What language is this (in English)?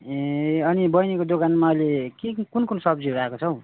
Nepali